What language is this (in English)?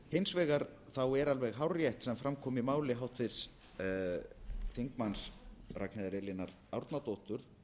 Icelandic